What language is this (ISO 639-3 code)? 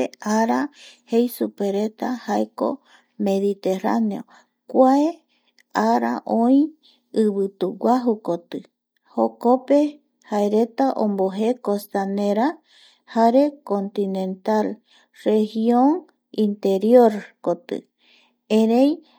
gui